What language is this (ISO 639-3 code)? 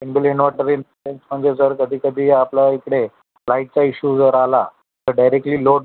mar